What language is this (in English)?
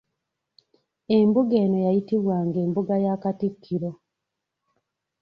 Ganda